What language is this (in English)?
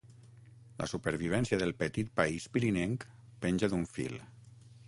Catalan